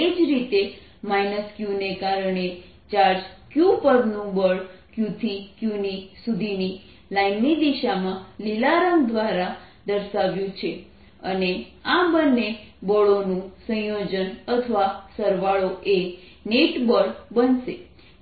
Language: Gujarati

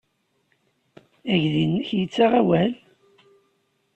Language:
Kabyle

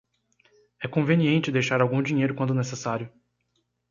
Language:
Portuguese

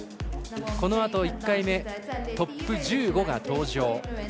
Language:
Japanese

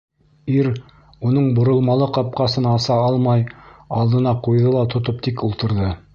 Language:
Bashkir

